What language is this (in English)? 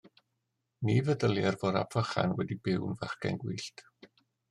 Welsh